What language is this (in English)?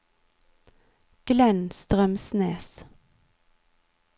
Norwegian